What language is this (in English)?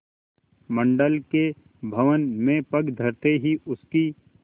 Hindi